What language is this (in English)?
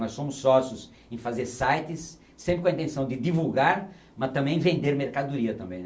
Portuguese